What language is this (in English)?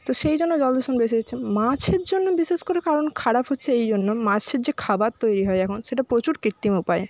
Bangla